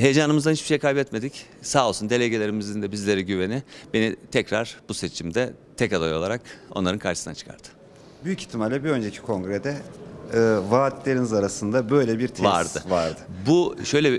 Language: Turkish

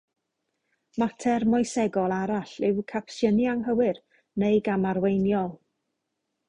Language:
Welsh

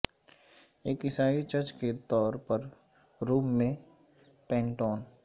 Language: Urdu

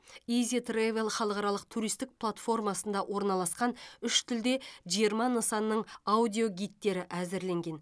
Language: Kazakh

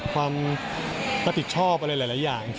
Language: Thai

